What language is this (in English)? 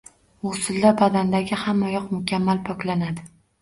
Uzbek